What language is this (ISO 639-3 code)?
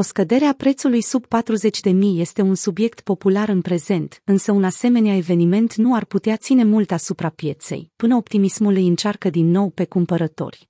ron